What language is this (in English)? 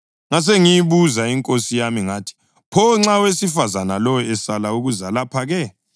North Ndebele